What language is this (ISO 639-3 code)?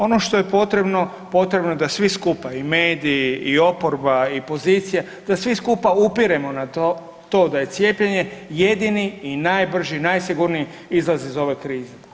hrv